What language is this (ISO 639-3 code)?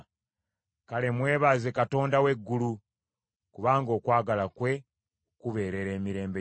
lug